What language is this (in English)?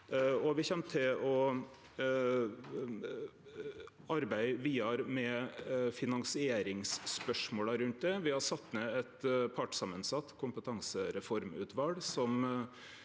Norwegian